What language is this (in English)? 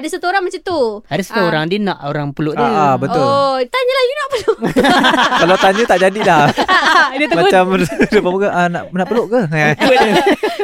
Malay